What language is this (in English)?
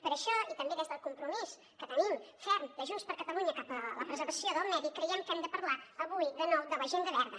Catalan